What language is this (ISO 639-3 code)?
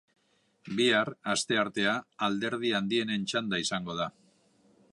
eus